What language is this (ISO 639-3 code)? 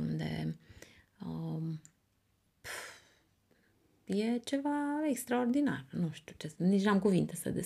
ron